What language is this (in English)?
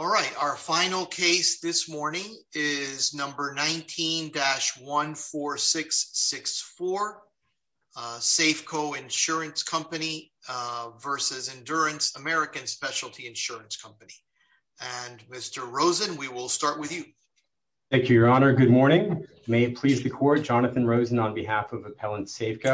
English